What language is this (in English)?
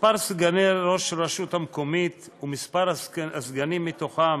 Hebrew